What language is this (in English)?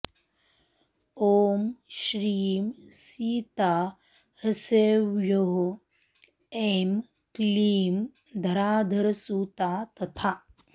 Sanskrit